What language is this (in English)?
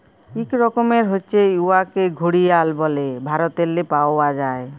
Bangla